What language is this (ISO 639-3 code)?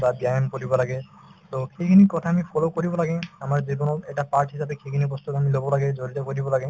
asm